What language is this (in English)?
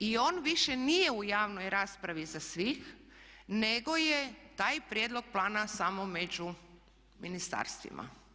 Croatian